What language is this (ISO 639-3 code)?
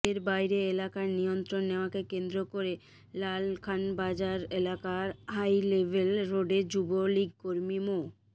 ben